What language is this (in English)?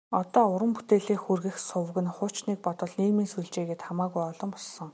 Mongolian